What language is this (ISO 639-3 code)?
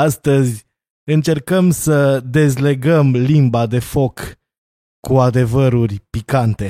ron